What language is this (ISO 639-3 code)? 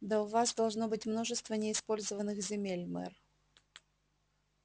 rus